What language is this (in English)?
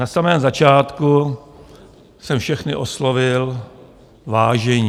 Czech